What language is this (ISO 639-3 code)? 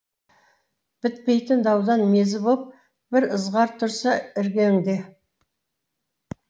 kaz